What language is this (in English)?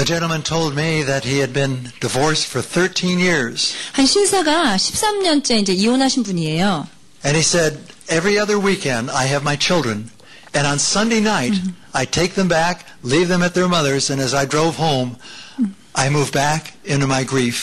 Korean